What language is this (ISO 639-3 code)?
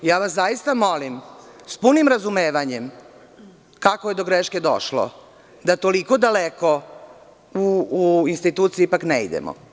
srp